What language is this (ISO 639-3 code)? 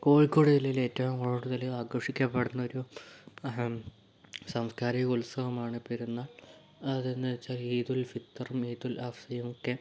mal